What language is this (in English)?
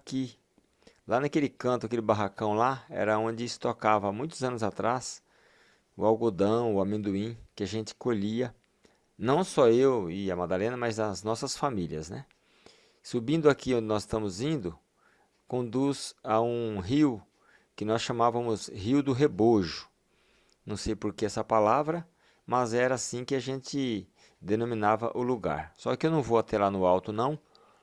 Portuguese